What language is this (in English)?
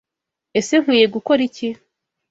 Kinyarwanda